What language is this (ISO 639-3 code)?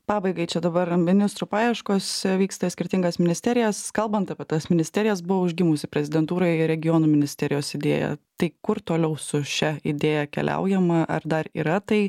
lit